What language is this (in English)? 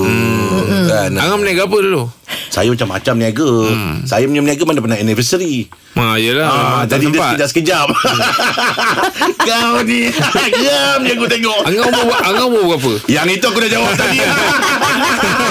Malay